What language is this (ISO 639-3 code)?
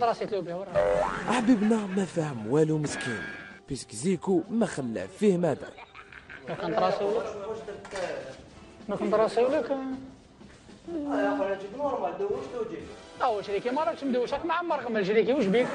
ara